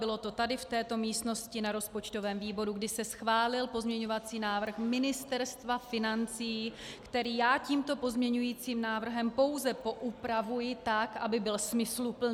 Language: Czech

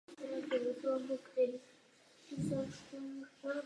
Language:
Czech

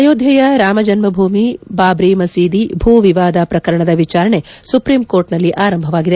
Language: Kannada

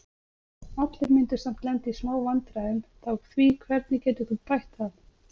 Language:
Icelandic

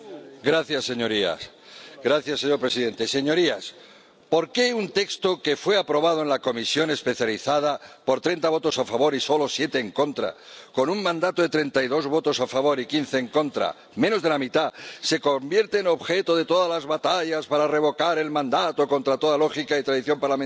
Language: Spanish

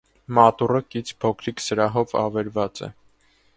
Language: Armenian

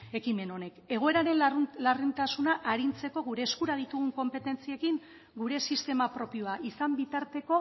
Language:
Basque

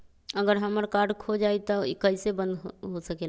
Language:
Magahi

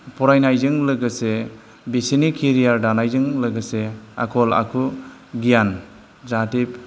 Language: Bodo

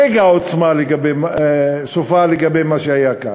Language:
Hebrew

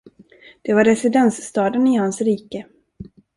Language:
Swedish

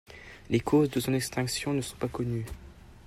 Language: French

